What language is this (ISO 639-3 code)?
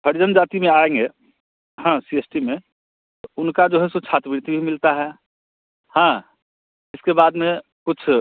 hin